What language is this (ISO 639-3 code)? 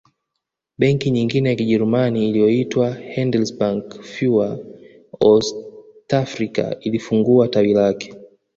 swa